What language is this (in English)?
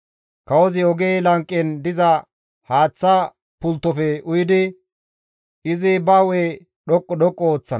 Gamo